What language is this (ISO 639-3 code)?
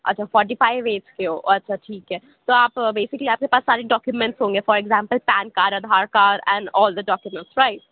urd